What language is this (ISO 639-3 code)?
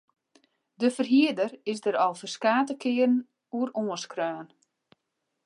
fry